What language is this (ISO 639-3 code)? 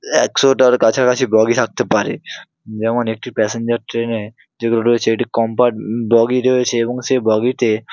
ben